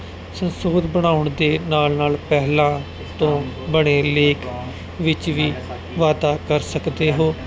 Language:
Punjabi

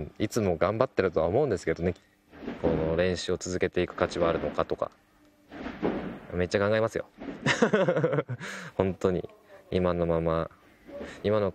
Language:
Japanese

